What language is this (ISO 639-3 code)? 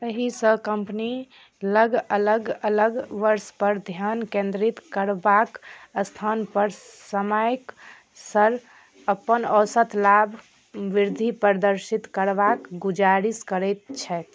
mai